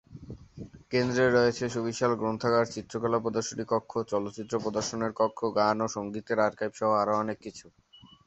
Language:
Bangla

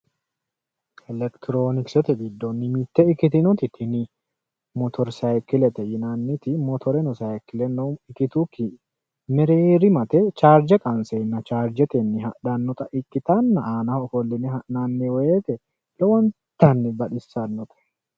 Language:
Sidamo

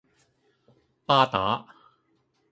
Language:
Cantonese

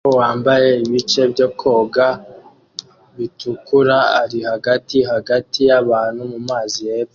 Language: Kinyarwanda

